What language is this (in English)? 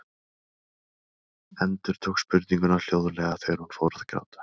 Icelandic